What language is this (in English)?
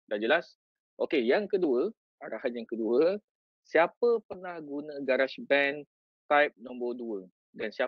Malay